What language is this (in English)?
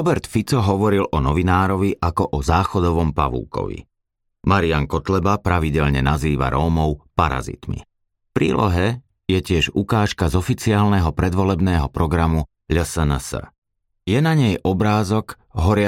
Slovak